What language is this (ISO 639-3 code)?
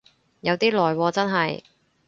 yue